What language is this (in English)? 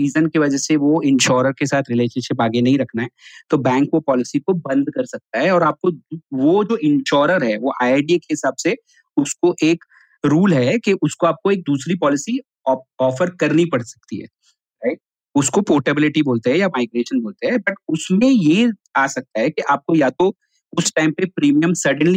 Hindi